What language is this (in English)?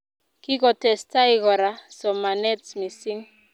Kalenjin